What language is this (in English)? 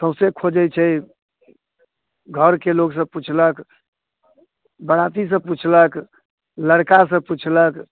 Maithili